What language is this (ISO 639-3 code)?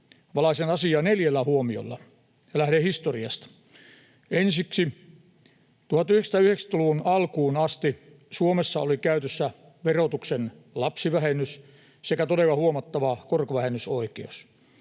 fin